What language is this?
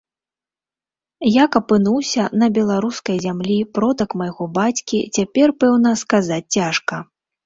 Belarusian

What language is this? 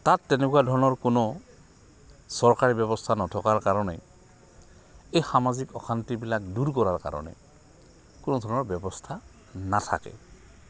Assamese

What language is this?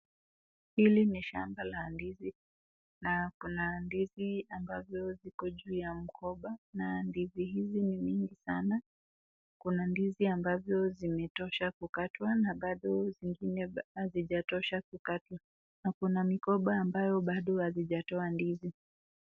Swahili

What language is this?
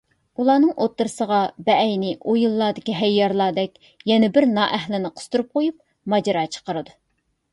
Uyghur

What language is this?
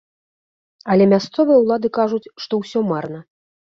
Belarusian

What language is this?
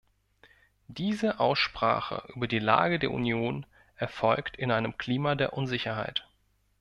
German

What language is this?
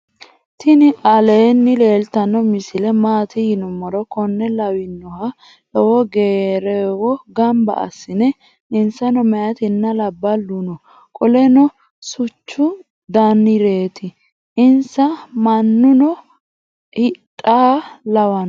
Sidamo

